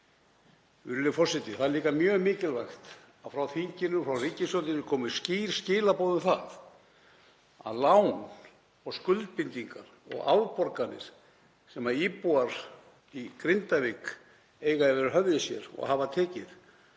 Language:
Icelandic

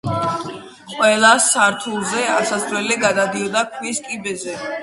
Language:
Georgian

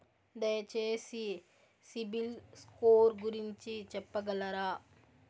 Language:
Telugu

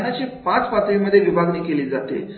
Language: Marathi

